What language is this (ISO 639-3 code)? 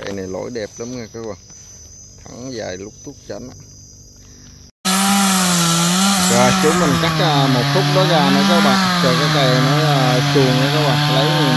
vie